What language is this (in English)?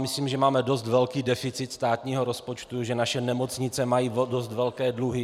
Czech